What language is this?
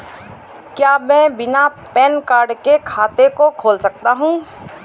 Hindi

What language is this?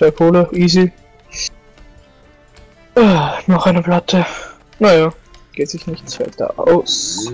German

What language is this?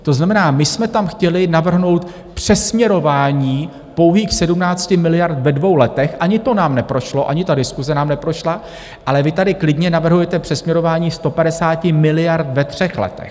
Czech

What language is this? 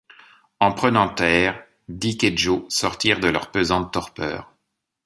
French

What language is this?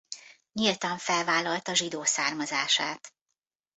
Hungarian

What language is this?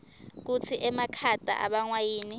Swati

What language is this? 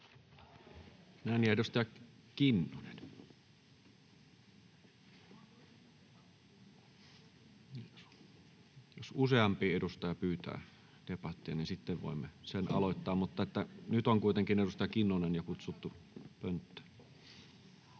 Finnish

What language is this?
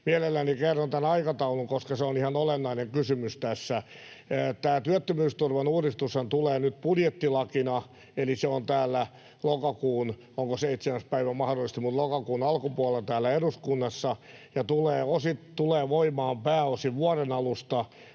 Finnish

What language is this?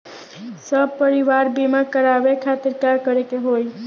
Bhojpuri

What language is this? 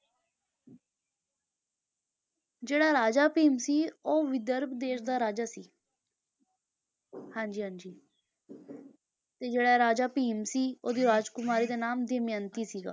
Punjabi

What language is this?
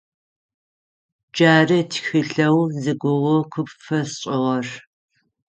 Adyghe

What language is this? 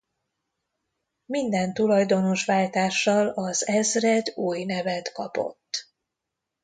Hungarian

